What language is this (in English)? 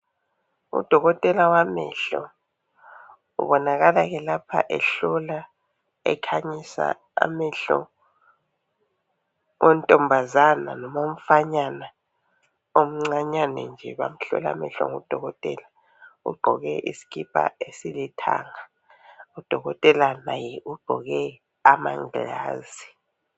North Ndebele